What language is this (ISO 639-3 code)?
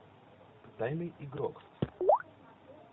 rus